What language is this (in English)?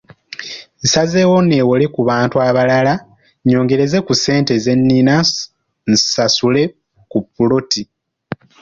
Ganda